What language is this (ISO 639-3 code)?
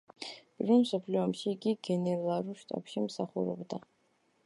kat